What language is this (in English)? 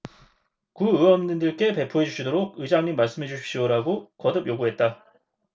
Korean